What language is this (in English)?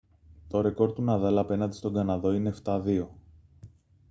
Greek